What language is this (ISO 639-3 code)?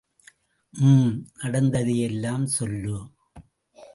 tam